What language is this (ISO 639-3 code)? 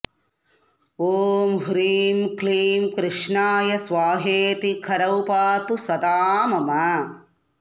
san